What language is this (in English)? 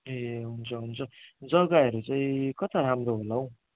Nepali